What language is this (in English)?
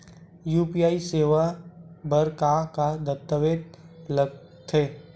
Chhattisgarhi